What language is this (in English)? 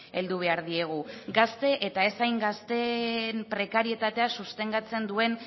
Basque